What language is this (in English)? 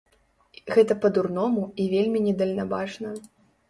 Belarusian